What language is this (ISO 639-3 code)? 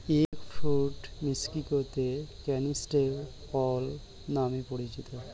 ben